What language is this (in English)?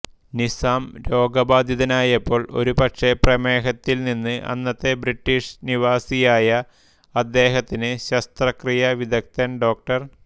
Malayalam